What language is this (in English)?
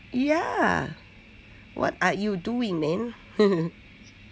English